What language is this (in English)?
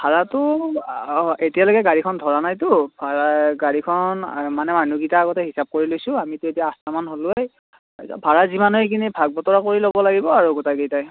Assamese